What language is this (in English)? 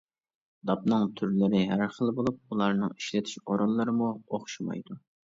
Uyghur